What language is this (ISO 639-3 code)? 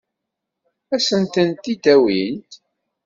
kab